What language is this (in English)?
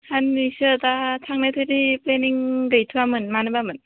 Bodo